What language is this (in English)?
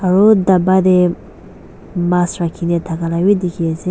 Naga Pidgin